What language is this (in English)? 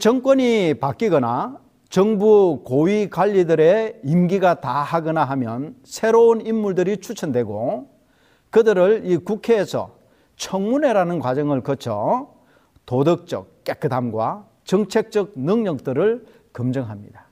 Korean